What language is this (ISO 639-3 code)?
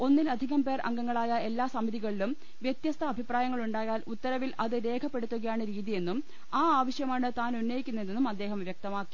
mal